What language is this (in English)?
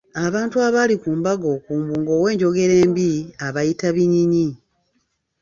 Ganda